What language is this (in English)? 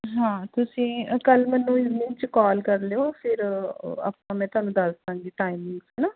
Punjabi